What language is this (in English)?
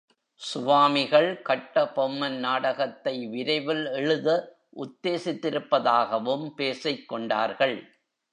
Tamil